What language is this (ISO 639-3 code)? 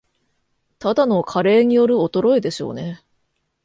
jpn